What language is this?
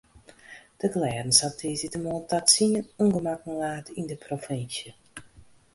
Western Frisian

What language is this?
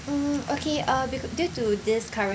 English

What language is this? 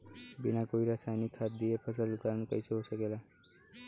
Bhojpuri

